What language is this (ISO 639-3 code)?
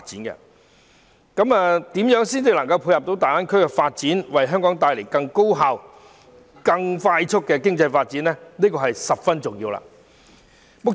yue